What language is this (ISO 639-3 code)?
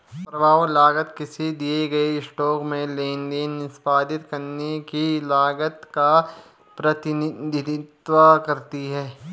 hin